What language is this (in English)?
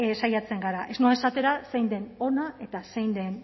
Basque